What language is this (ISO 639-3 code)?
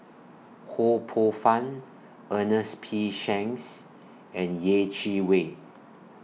eng